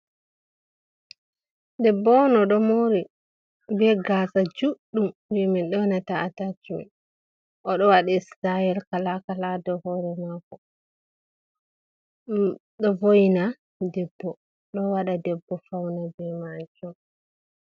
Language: Fula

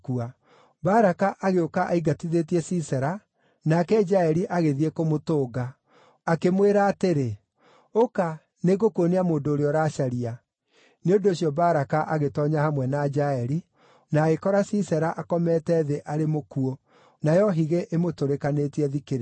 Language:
Kikuyu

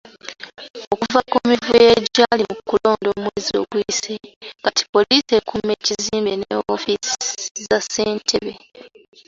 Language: Ganda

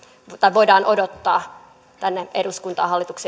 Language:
Finnish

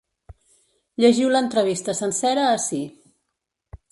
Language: Catalan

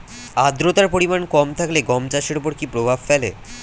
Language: Bangla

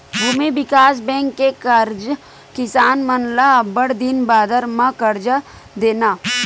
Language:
Chhattisgarhi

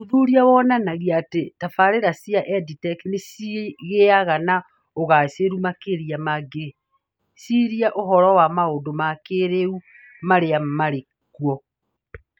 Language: Kikuyu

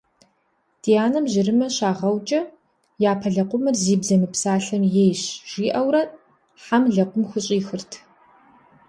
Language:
Kabardian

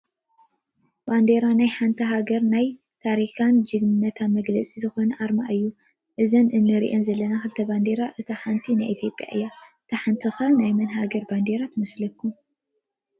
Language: Tigrinya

